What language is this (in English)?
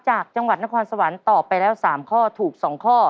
Thai